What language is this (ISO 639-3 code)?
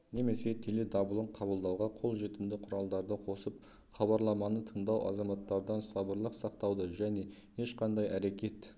kaz